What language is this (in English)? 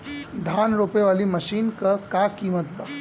Bhojpuri